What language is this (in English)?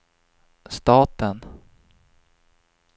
Swedish